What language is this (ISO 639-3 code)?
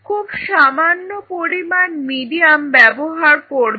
ben